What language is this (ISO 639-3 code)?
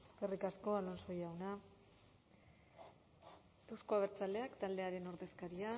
eus